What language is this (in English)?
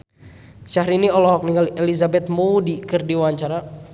Sundanese